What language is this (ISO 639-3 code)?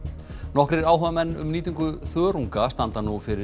isl